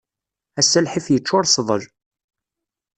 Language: Kabyle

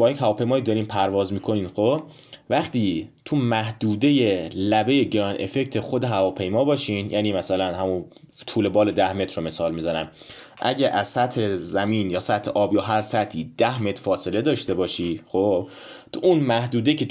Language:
Persian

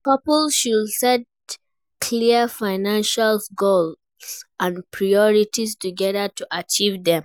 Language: Nigerian Pidgin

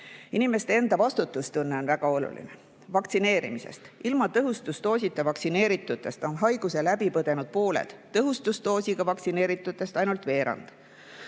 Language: Estonian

